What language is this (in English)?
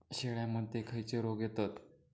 Marathi